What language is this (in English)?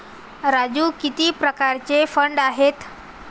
Marathi